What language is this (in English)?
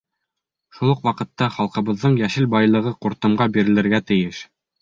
Bashkir